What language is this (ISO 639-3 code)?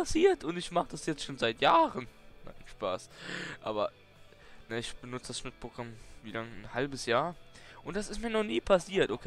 deu